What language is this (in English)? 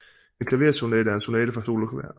Danish